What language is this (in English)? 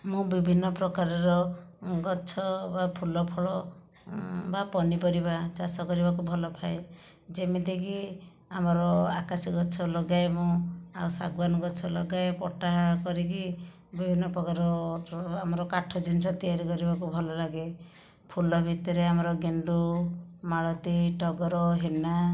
Odia